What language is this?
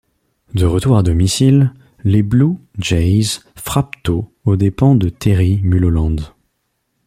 French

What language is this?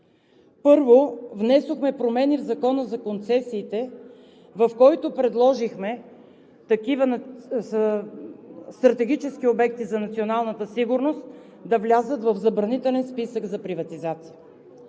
Bulgarian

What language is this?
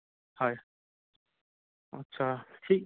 Assamese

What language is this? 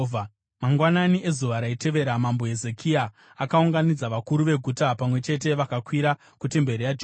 Shona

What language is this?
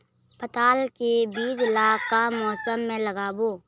Chhattisgarhi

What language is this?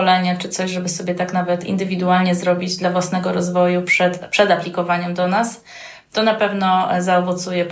Polish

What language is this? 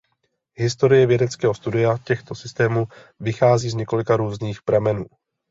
Czech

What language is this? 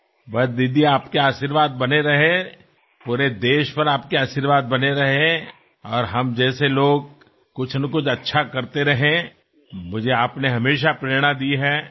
Gujarati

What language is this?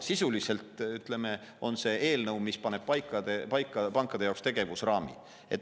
Estonian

